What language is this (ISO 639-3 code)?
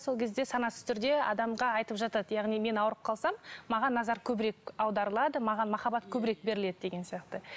kaz